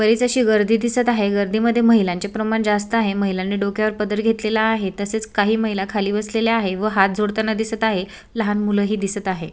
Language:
Marathi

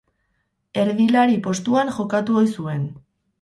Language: Basque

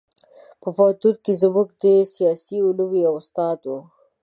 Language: Pashto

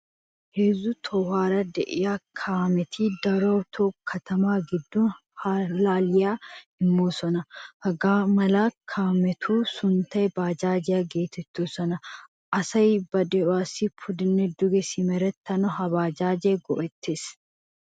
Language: Wolaytta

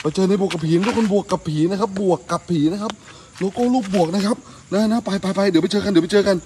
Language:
Thai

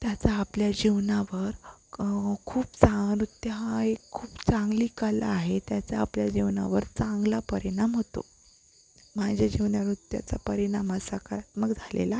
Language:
Marathi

